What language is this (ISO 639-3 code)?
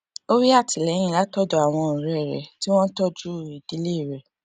yor